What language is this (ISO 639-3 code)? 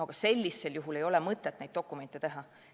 est